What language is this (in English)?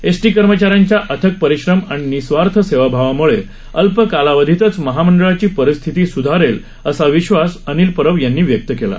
Marathi